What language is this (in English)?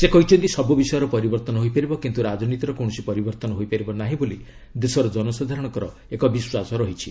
Odia